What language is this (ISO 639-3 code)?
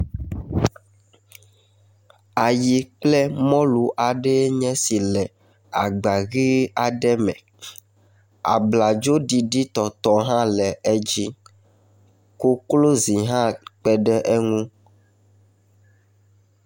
ewe